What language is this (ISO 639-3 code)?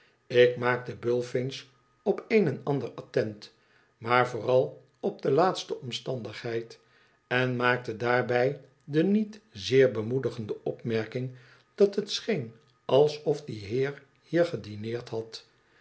nld